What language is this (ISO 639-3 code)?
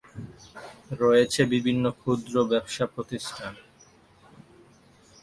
ben